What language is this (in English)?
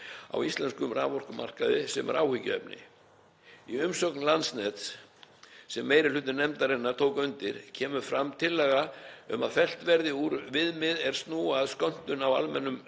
Icelandic